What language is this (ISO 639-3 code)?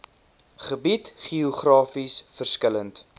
afr